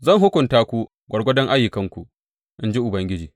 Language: Hausa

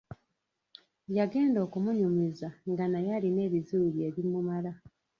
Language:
Ganda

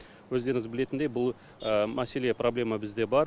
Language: Kazakh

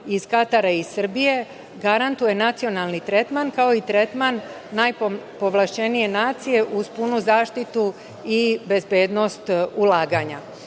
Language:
Serbian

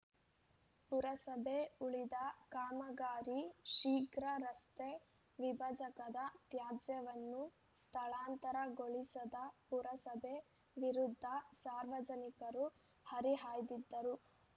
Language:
Kannada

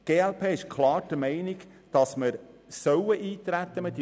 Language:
Swiss German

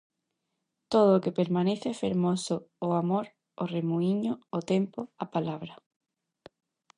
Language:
Galician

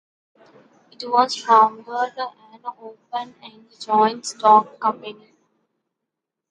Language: English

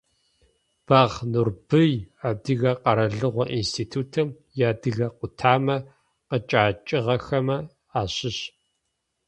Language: Adyghe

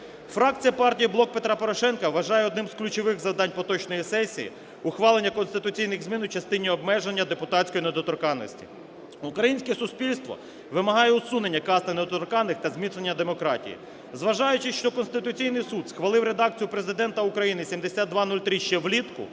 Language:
Ukrainian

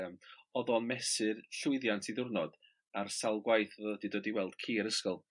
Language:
Welsh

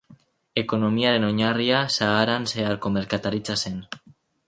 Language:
Basque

